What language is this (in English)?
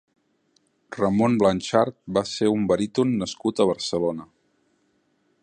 Catalan